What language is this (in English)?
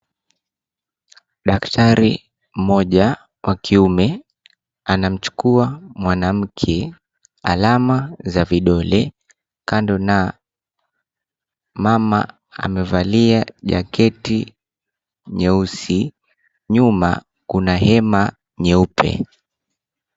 Swahili